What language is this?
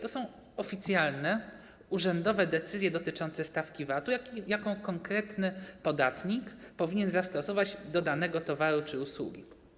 Polish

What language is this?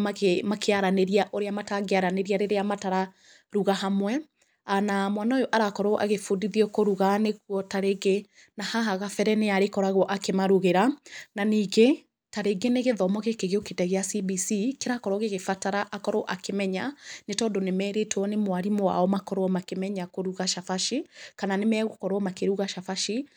Kikuyu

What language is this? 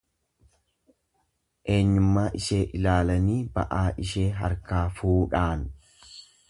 Oromo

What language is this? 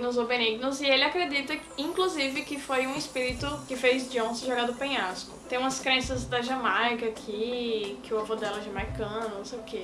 Portuguese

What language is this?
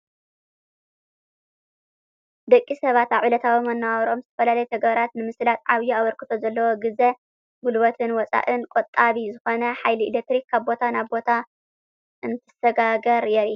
Tigrinya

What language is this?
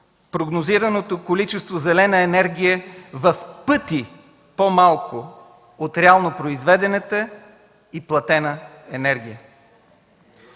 Bulgarian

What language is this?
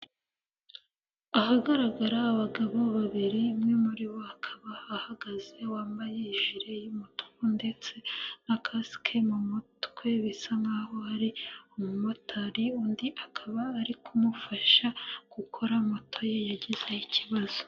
Kinyarwanda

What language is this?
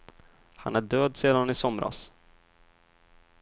Swedish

